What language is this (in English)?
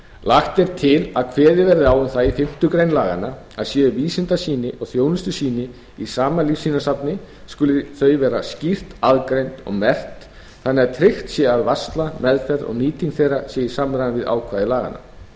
Icelandic